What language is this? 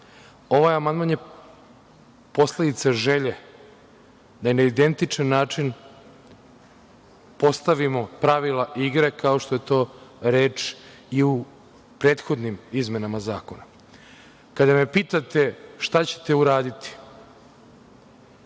Serbian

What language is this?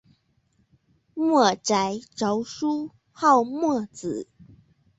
Chinese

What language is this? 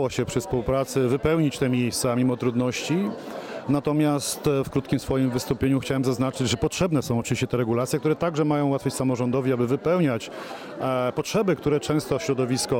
Polish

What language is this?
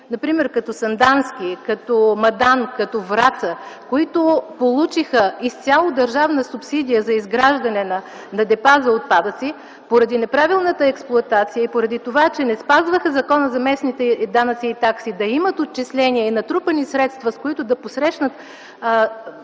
Bulgarian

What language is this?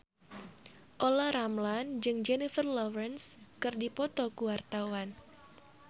Sundanese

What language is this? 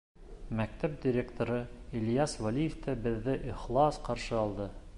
Bashkir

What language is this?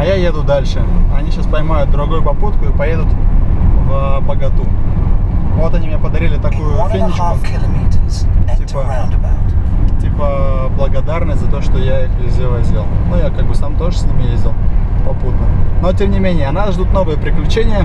Russian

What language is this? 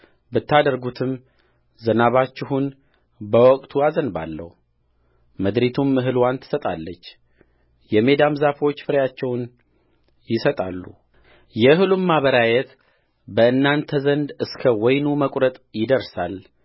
Amharic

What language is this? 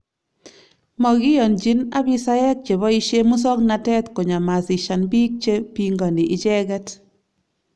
Kalenjin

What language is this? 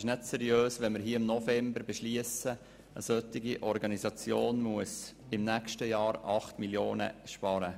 Swiss German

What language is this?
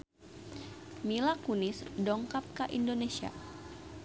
Sundanese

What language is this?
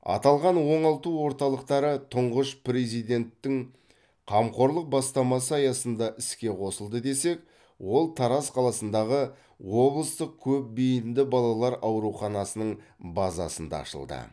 Kazakh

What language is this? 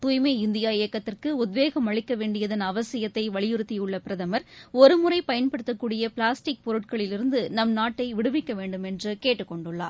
Tamil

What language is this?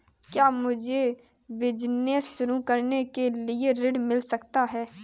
Hindi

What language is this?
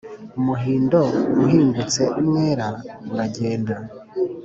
Kinyarwanda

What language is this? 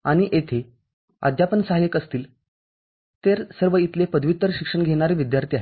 Marathi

